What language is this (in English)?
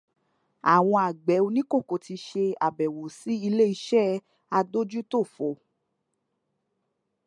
Yoruba